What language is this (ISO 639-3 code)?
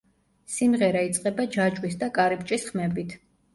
kat